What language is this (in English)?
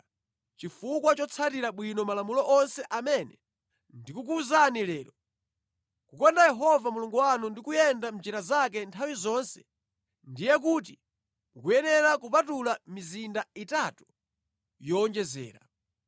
Nyanja